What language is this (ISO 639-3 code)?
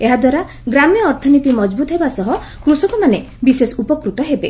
ori